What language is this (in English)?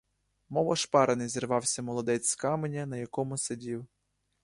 Ukrainian